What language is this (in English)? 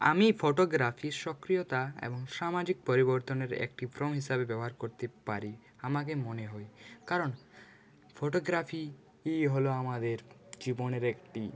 Bangla